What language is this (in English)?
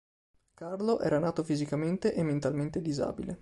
Italian